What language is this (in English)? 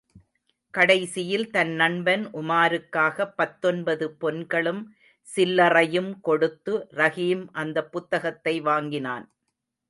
Tamil